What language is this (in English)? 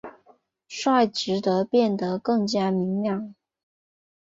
Chinese